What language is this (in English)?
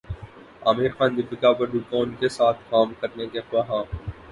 Urdu